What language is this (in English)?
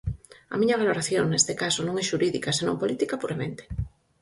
Galician